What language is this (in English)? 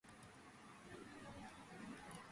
Georgian